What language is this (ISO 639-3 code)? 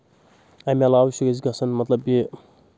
kas